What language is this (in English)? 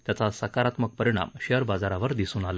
Marathi